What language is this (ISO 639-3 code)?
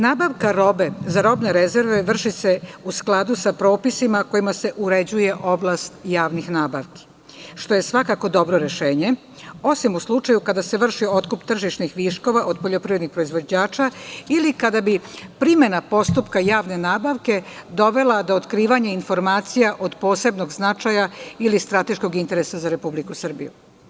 srp